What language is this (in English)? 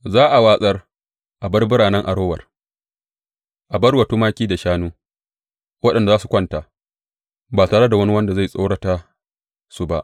Hausa